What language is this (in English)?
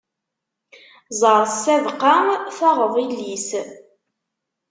Kabyle